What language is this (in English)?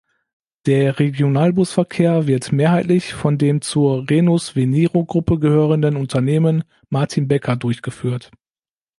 German